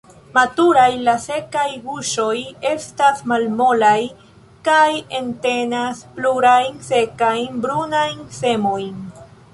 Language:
Esperanto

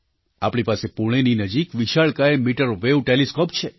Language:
Gujarati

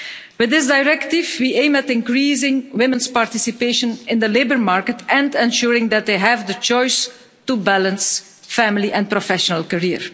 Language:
English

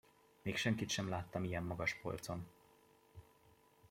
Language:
Hungarian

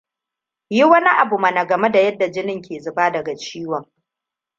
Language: Hausa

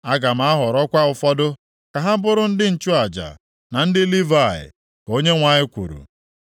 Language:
Igbo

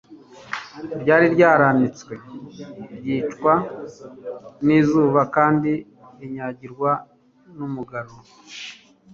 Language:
Kinyarwanda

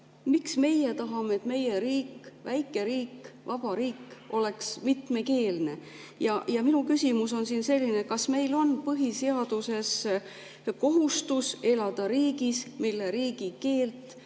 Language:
Estonian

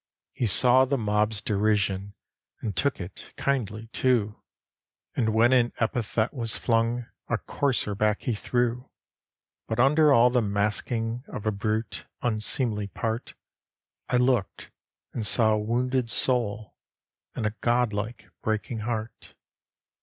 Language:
English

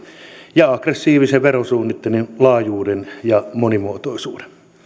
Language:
Finnish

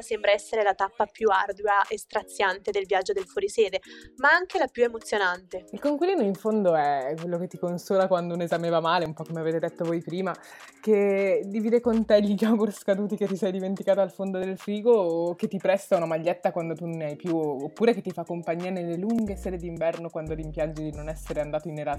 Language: Italian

